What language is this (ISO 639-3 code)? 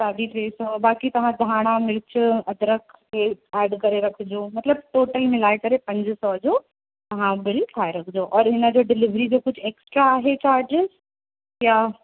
snd